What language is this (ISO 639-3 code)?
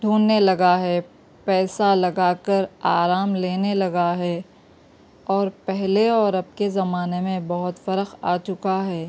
urd